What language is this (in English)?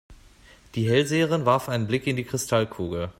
German